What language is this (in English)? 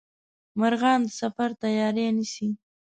Pashto